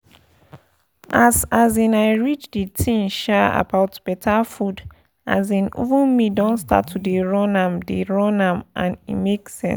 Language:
Nigerian Pidgin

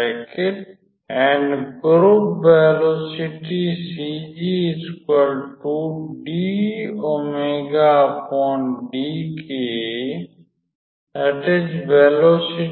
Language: Hindi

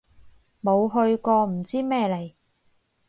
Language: Cantonese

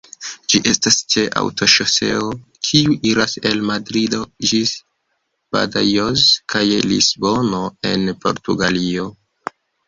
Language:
Esperanto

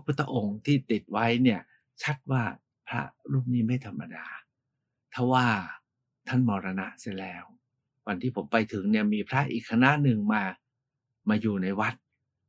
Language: Thai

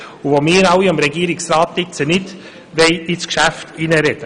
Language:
Swiss German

